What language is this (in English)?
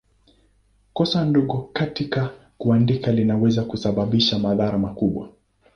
Swahili